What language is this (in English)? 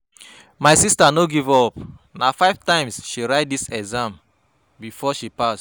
Nigerian Pidgin